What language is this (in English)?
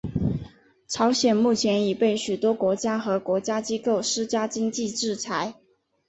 Chinese